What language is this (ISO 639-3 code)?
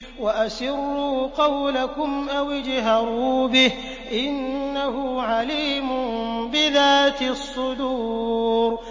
ara